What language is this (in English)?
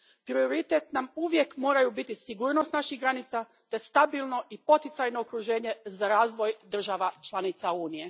Croatian